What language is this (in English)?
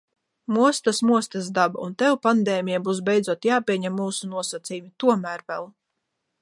Latvian